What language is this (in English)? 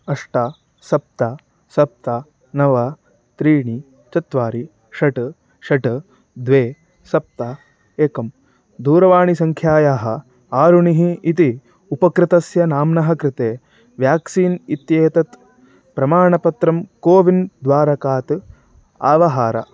Sanskrit